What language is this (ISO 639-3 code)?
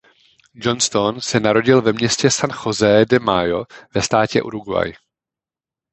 ces